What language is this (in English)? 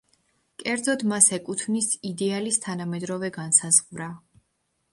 Georgian